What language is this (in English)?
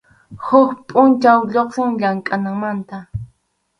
Arequipa-La Unión Quechua